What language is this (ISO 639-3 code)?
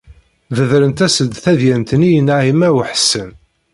kab